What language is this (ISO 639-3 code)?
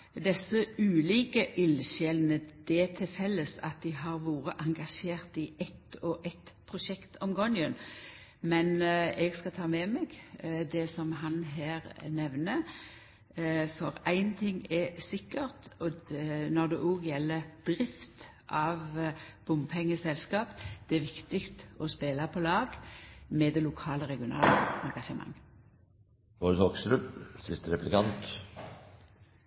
nno